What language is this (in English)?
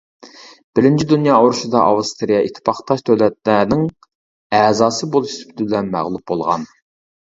Uyghur